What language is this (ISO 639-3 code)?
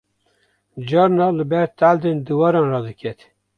kur